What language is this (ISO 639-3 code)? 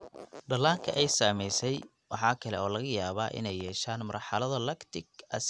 som